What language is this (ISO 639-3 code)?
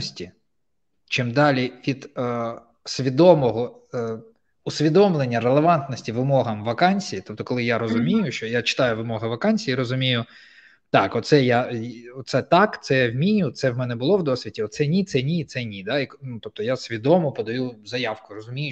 ukr